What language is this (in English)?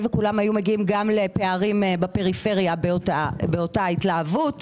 Hebrew